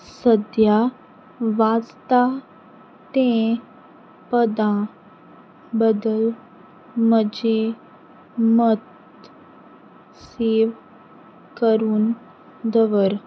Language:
Konkani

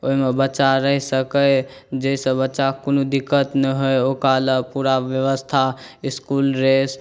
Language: Maithili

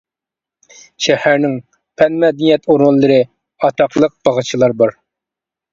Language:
Uyghur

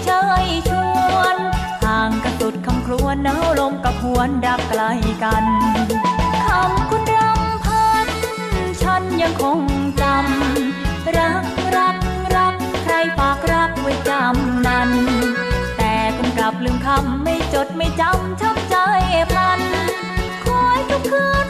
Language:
Thai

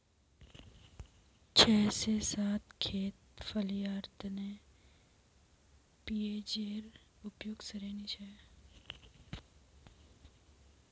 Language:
Magahi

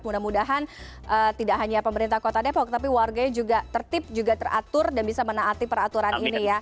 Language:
Indonesian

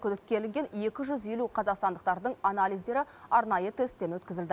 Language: Kazakh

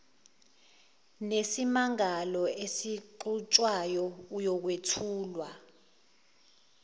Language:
Zulu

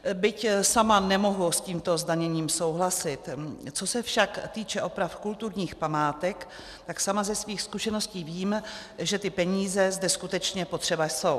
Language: Czech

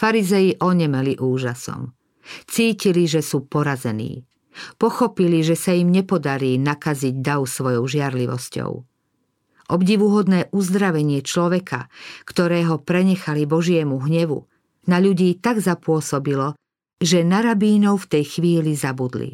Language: Slovak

